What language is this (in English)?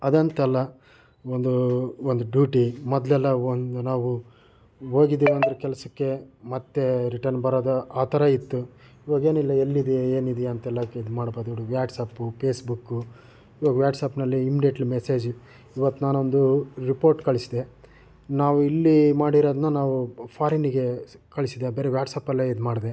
Kannada